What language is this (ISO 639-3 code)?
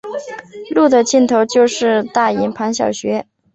zho